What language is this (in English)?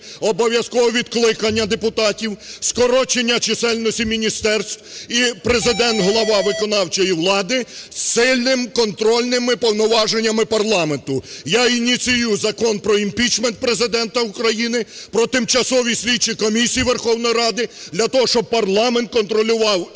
Ukrainian